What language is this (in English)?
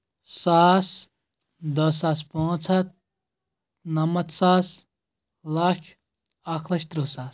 Kashmiri